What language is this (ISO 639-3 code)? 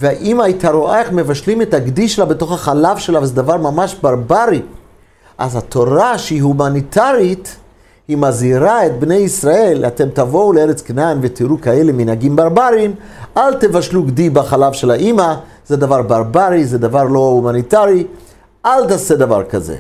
heb